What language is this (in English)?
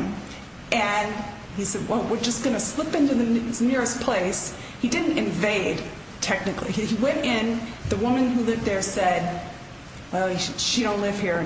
English